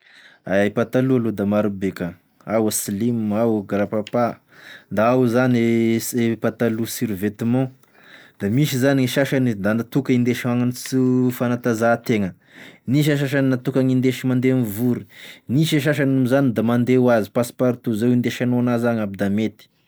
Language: Tesaka Malagasy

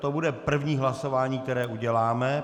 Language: Czech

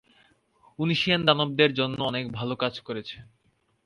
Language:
Bangla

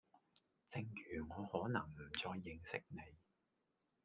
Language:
Cantonese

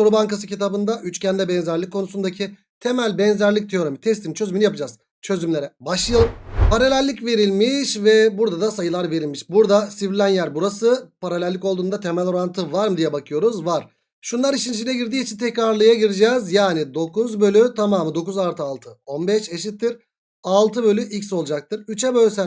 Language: Turkish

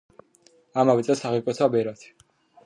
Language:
Georgian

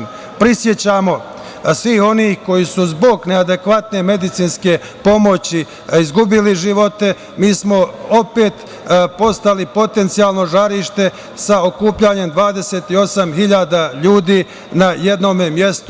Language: Serbian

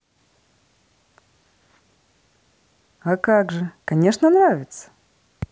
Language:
Russian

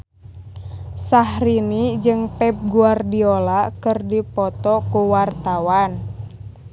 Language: Sundanese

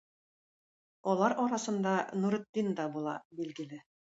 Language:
Tatar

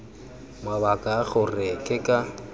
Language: Tswana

